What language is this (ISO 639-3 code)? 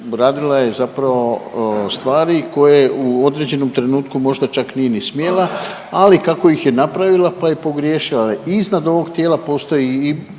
hrv